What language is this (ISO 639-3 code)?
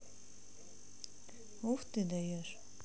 rus